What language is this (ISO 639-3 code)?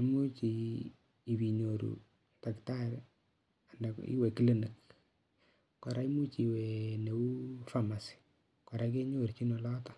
kln